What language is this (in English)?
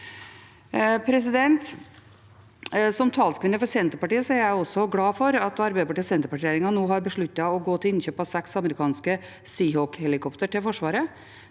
Norwegian